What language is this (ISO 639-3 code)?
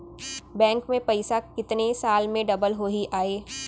hne